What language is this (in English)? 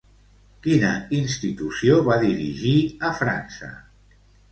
Catalan